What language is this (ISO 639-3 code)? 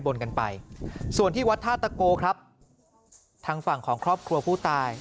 tha